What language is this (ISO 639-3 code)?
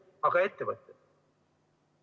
est